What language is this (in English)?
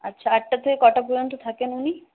Bangla